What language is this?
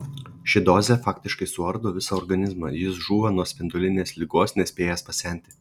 Lithuanian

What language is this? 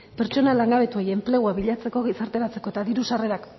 Basque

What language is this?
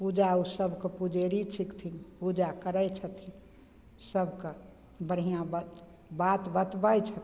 Maithili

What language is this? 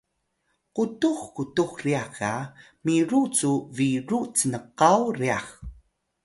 Atayal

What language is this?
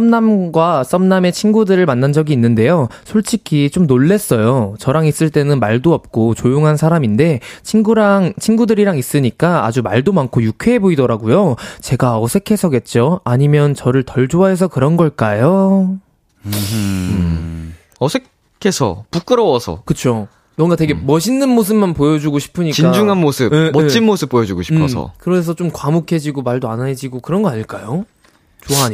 Korean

